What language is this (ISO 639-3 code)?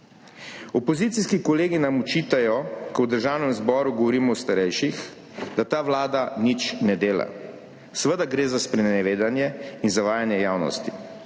slv